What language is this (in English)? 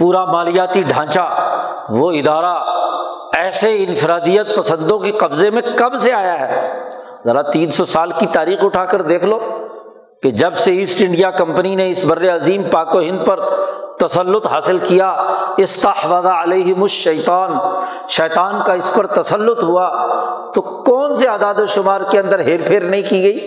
Urdu